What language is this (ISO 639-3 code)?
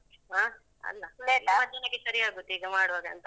kan